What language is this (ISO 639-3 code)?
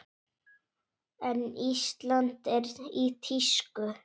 isl